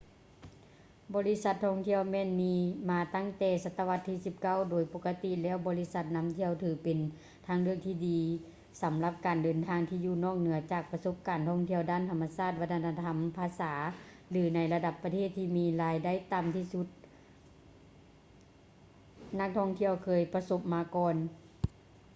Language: Lao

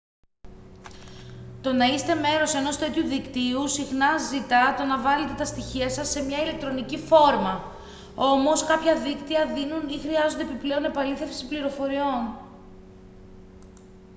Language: Greek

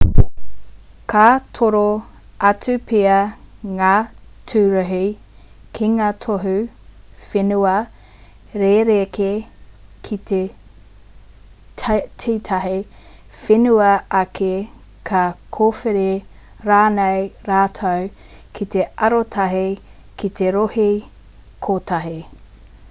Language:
Māori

